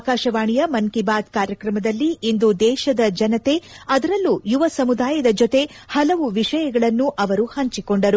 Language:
Kannada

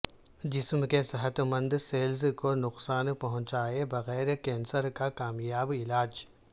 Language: Urdu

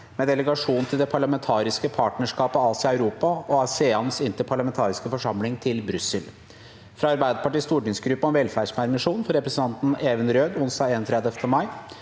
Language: Norwegian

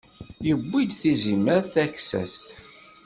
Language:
Kabyle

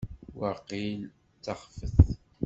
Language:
Kabyle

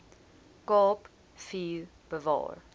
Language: Afrikaans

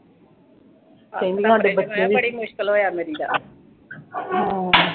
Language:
Punjabi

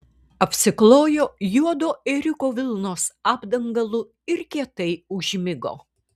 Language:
Lithuanian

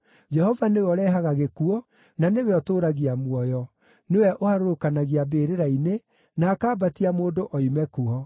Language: Kikuyu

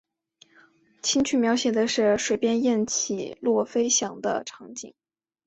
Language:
Chinese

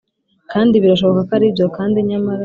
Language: Kinyarwanda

